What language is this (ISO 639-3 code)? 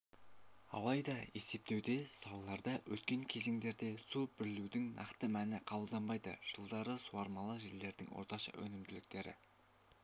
kaz